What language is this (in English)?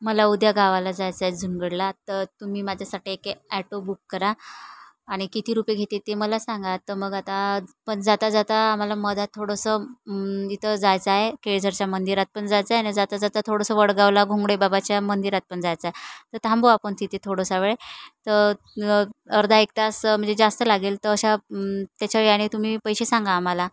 Marathi